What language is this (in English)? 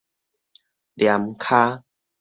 Min Nan Chinese